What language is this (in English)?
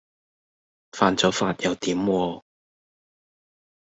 Cantonese